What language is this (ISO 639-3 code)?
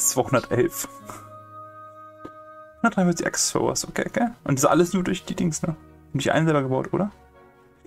deu